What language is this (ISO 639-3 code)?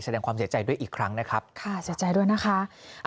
tha